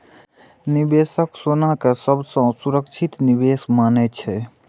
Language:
Maithili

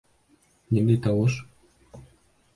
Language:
Bashkir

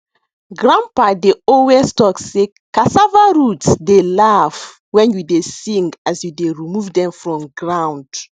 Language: Nigerian Pidgin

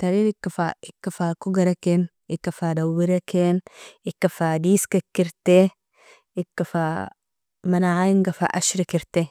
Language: Nobiin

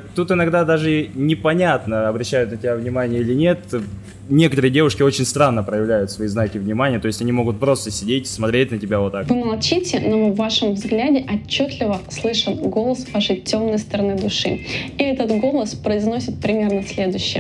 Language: Russian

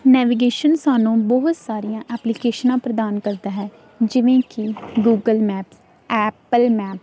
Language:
Punjabi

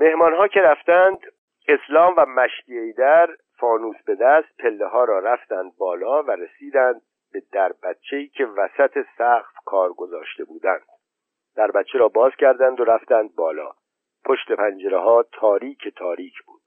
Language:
Persian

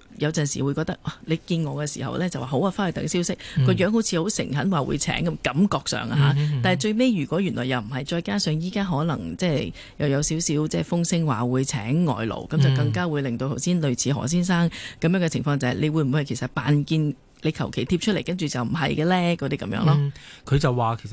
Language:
Chinese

